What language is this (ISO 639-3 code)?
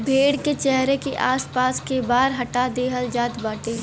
bho